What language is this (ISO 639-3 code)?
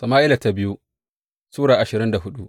hau